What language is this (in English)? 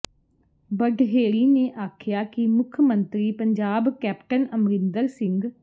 Punjabi